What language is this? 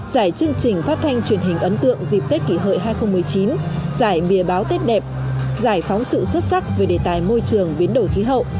Vietnamese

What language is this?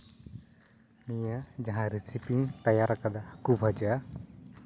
Santali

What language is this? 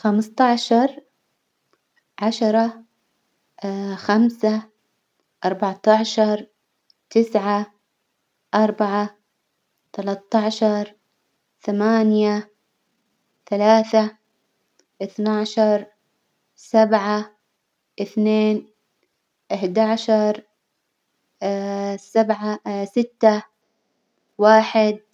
Hijazi Arabic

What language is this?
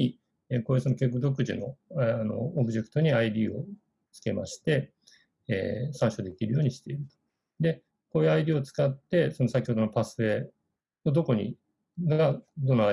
Japanese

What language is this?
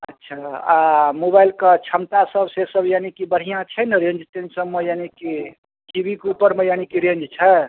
Maithili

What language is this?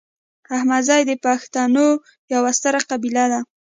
Pashto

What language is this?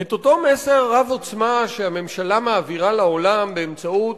Hebrew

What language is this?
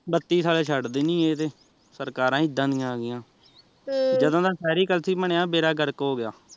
Punjabi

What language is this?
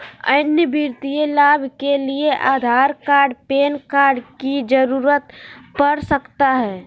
Magahi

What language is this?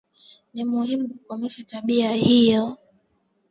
Swahili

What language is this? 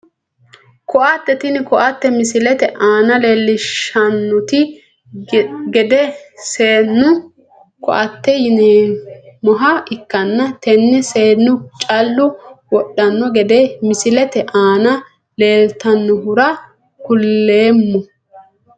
Sidamo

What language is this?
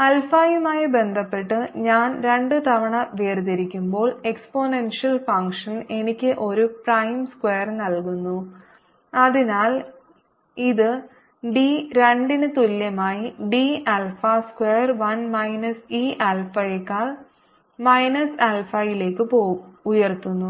Malayalam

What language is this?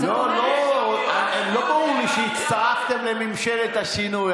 Hebrew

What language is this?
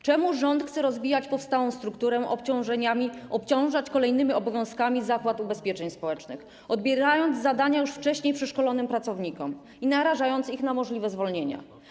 Polish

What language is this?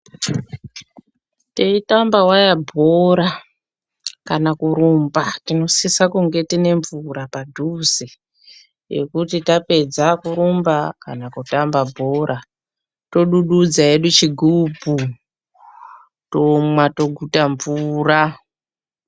Ndau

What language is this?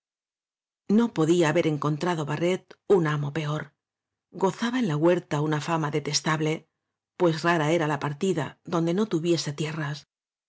Spanish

